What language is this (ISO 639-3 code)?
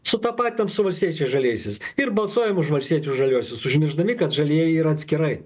lit